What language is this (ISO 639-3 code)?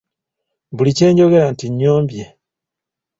lug